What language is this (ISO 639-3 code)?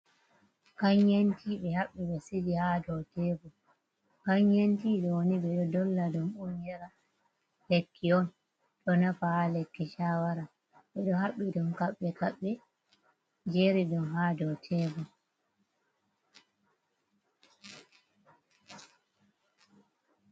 ful